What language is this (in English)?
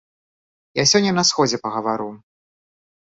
Belarusian